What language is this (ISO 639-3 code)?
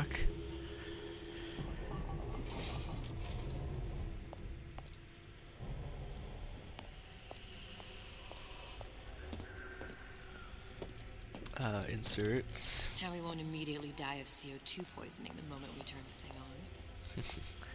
eng